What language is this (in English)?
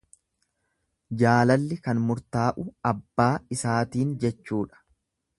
Oromo